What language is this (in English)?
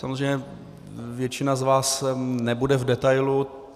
Czech